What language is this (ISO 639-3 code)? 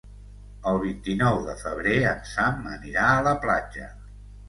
cat